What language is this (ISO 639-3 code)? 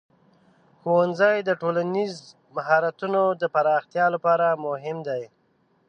pus